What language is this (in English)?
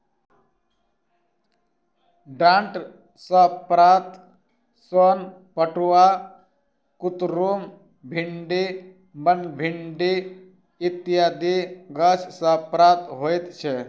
Maithili